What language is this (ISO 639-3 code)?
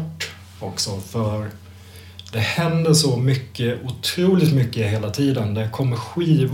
swe